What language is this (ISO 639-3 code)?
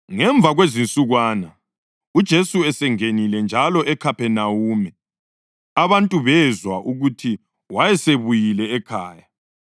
nde